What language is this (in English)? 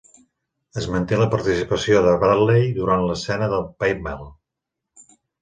Catalan